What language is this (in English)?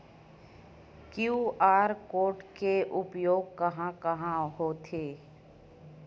Chhattisgarhi